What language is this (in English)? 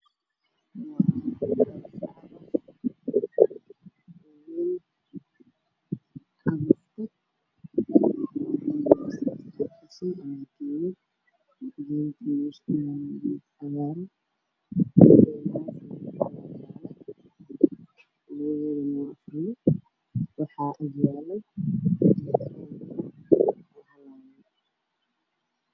Somali